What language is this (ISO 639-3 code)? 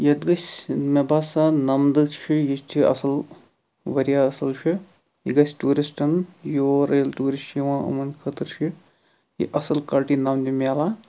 kas